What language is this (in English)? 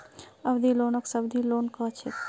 Magahi